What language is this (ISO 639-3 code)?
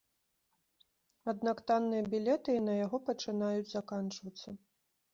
bel